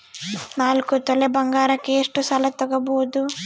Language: Kannada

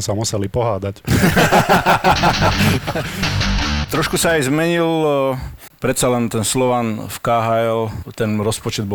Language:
Slovak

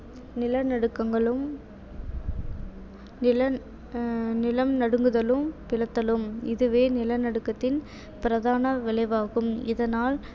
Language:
Tamil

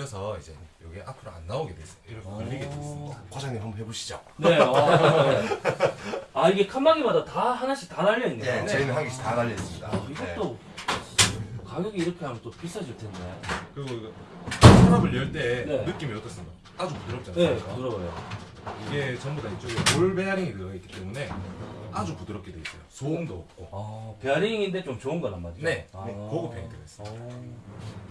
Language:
Korean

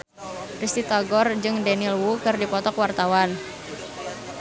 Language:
Sundanese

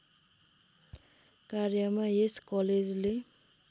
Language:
Nepali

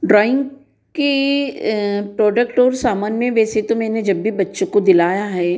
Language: Hindi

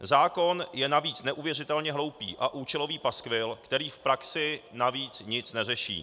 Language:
Czech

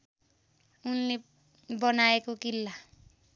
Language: Nepali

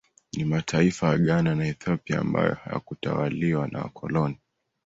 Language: Swahili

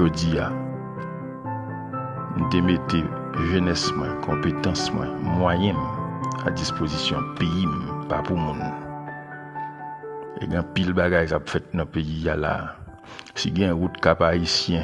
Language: French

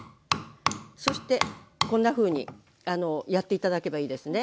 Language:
Japanese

